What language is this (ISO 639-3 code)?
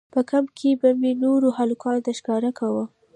pus